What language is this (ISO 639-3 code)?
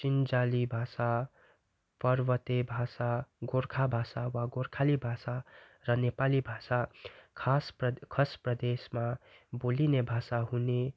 nep